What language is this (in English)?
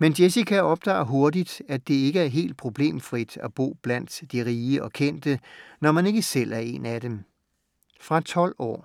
Danish